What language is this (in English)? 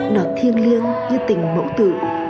Vietnamese